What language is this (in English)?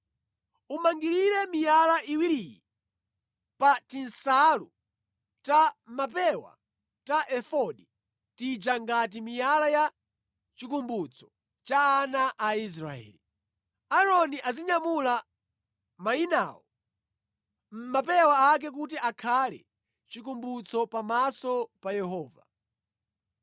Nyanja